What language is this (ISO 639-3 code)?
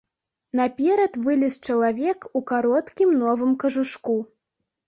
bel